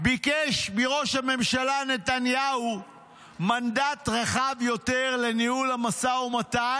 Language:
Hebrew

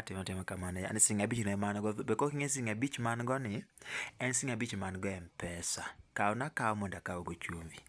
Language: Luo (Kenya and Tanzania)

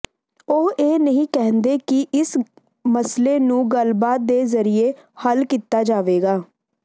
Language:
Punjabi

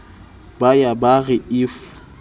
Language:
Southern Sotho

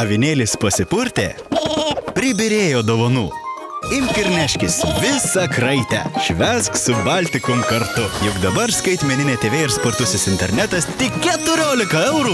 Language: Lithuanian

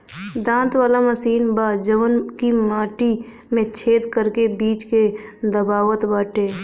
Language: Bhojpuri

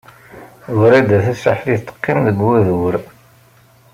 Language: Kabyle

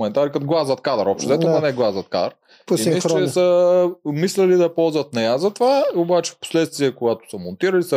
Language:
Bulgarian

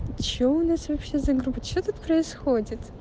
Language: Russian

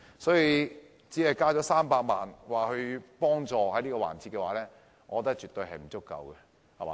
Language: Cantonese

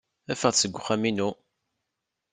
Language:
Kabyle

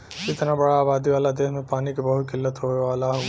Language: Bhojpuri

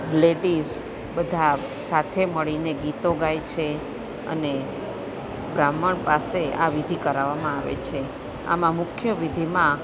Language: Gujarati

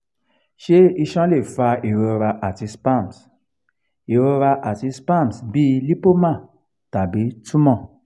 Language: Yoruba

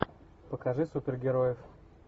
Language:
Russian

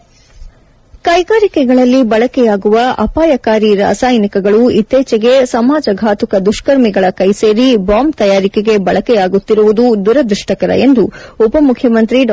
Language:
Kannada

